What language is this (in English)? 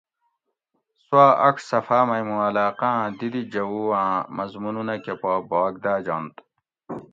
Gawri